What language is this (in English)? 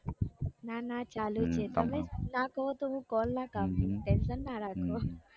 Gujarati